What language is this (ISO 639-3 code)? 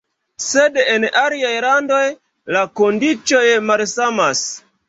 epo